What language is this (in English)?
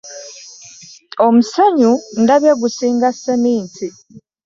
Ganda